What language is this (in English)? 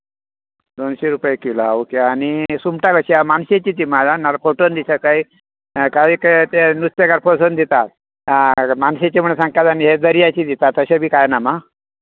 Konkani